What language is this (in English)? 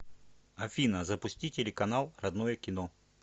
Russian